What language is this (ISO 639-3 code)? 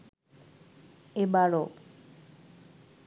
ben